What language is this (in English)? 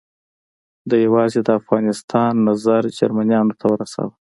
Pashto